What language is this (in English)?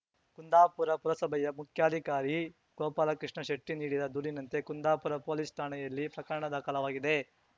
Kannada